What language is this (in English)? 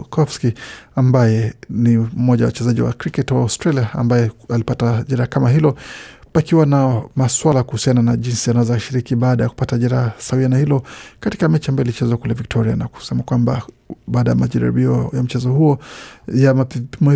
Swahili